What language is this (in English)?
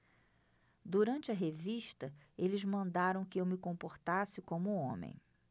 Portuguese